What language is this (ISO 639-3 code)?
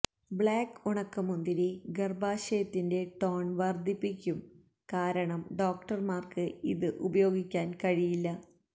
mal